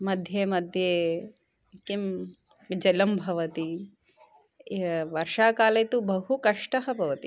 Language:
Sanskrit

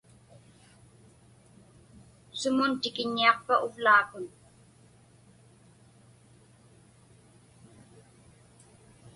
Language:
Inupiaq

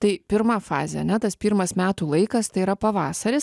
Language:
Lithuanian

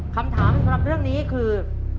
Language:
Thai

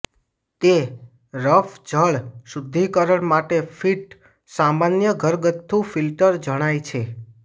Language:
Gujarati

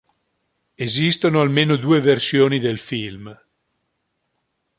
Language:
Italian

